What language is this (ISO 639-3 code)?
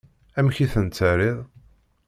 kab